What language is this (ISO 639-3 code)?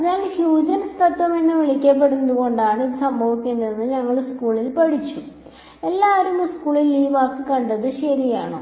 mal